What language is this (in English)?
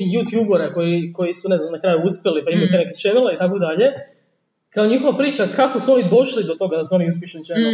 Croatian